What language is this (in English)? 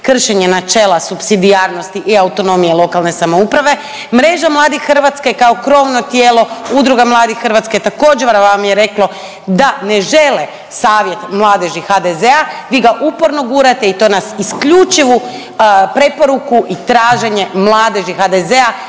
Croatian